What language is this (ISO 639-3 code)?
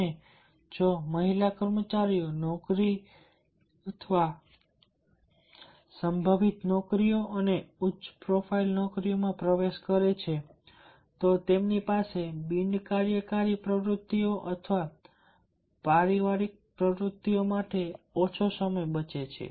guj